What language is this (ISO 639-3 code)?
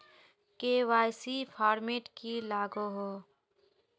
mag